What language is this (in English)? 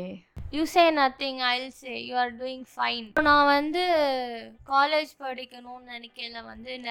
Tamil